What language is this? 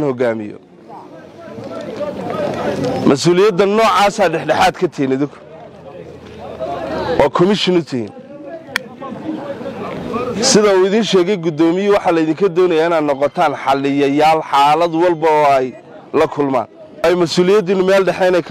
Arabic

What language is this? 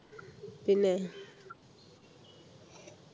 Malayalam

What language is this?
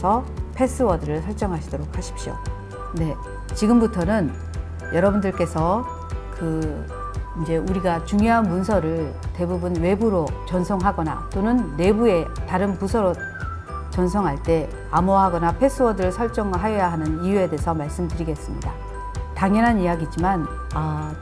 Korean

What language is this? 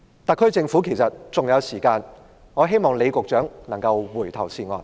Cantonese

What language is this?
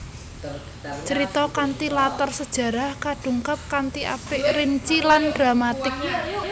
Javanese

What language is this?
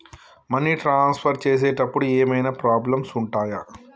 Telugu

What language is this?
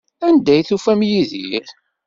Kabyle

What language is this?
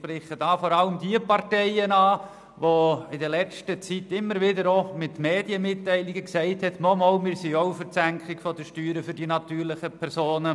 Swiss German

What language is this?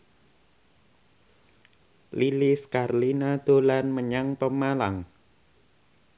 Javanese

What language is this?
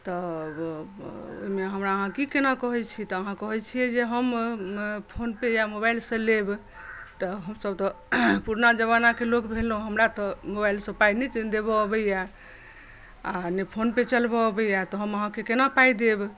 Maithili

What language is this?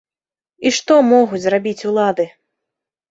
Belarusian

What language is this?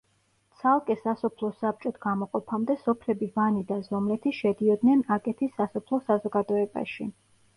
Georgian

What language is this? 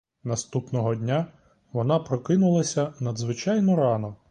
Ukrainian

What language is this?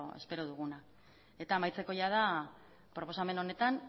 Basque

